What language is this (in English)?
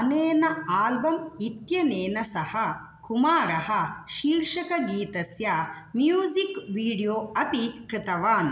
Sanskrit